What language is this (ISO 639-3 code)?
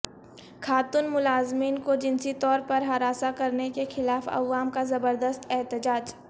urd